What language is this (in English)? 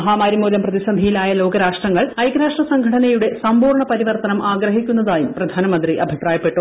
Malayalam